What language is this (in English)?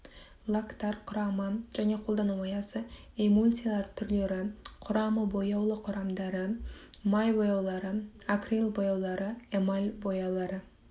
Kazakh